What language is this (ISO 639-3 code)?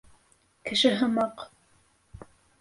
bak